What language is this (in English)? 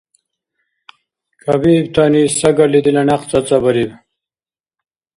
Dargwa